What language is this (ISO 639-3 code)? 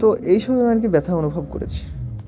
ben